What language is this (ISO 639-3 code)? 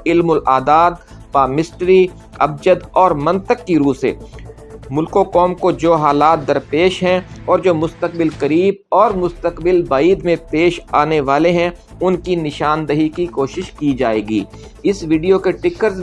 urd